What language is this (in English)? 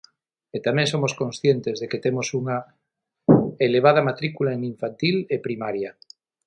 Galician